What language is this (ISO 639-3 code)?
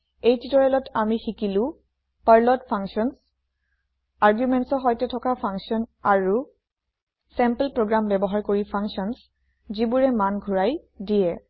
asm